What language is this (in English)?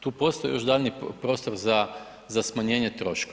Croatian